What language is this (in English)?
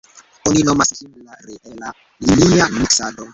Esperanto